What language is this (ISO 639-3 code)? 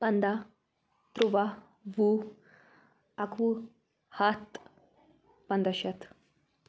kas